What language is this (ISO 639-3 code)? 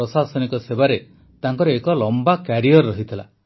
ori